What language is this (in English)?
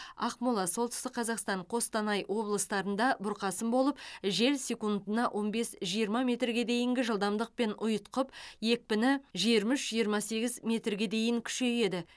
Kazakh